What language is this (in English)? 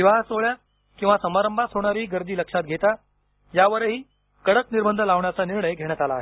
Marathi